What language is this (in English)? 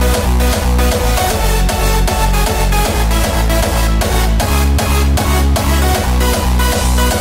Dutch